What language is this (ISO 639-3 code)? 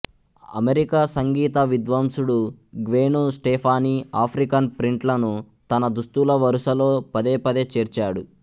tel